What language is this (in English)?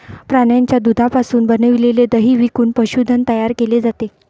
Marathi